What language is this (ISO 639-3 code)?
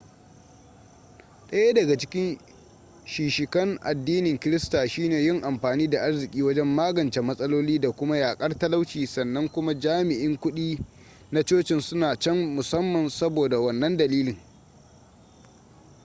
hau